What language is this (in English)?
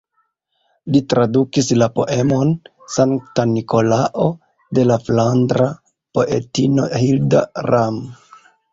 Esperanto